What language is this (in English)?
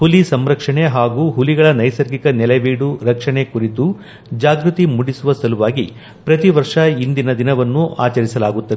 Kannada